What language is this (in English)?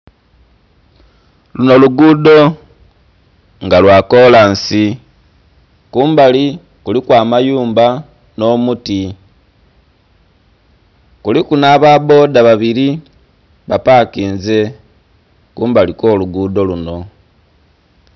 Soga